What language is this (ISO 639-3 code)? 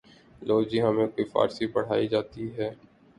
urd